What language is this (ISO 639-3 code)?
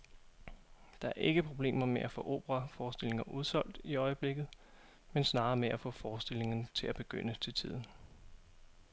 dan